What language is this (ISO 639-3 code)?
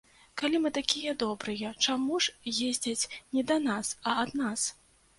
bel